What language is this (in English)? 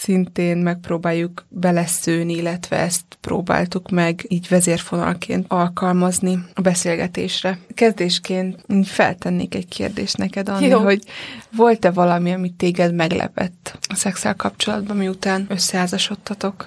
Hungarian